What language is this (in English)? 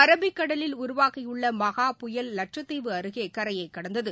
Tamil